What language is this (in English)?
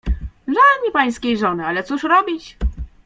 Polish